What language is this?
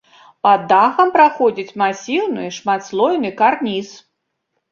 Belarusian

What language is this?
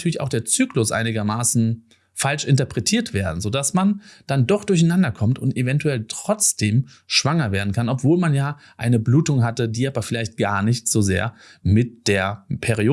German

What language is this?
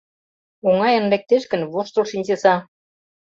Mari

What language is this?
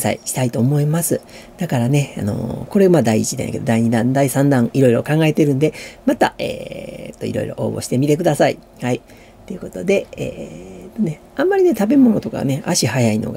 Japanese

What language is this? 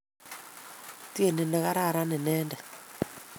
Kalenjin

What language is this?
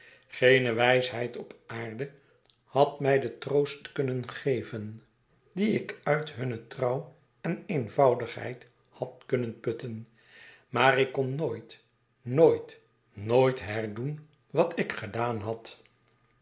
Dutch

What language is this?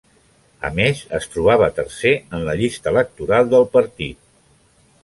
Catalan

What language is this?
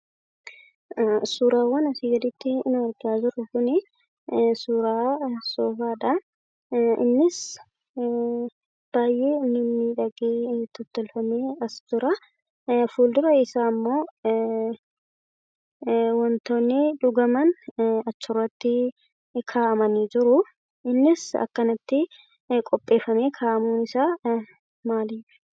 Oromo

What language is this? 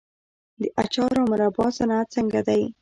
Pashto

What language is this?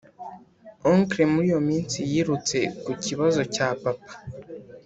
Kinyarwanda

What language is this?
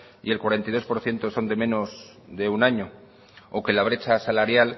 Spanish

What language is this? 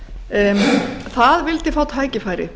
Icelandic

